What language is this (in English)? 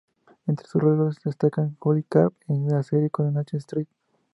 Spanish